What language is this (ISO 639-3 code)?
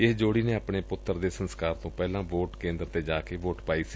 pan